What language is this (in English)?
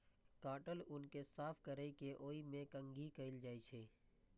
Maithili